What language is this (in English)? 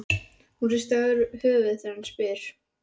Icelandic